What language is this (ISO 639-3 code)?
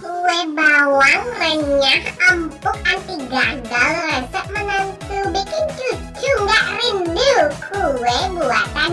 ind